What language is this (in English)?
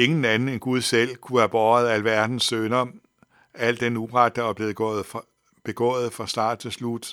Danish